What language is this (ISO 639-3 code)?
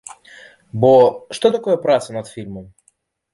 bel